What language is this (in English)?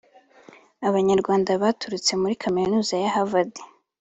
Kinyarwanda